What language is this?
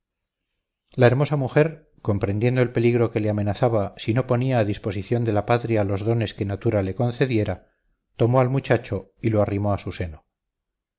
Spanish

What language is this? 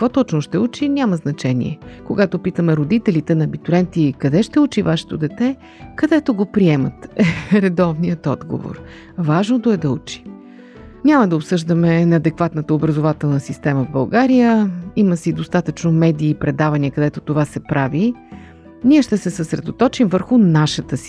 Bulgarian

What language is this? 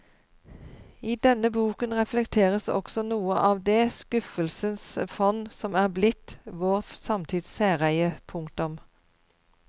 Norwegian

